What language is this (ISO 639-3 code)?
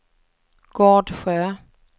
swe